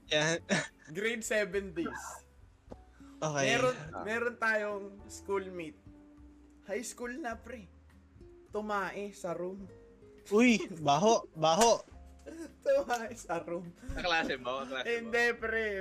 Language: Filipino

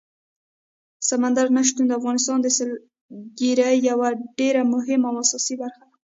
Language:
Pashto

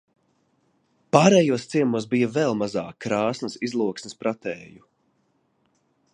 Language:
Latvian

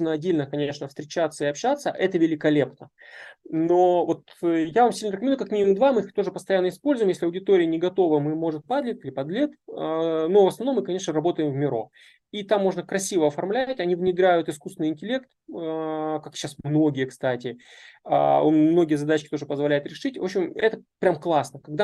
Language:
Russian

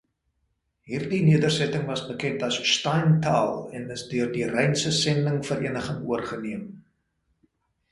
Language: Afrikaans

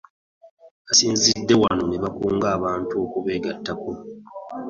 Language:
Ganda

